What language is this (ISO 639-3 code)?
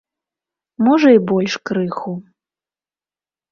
bel